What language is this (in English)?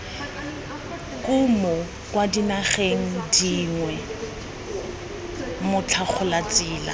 Tswana